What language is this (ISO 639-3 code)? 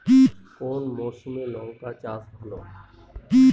ben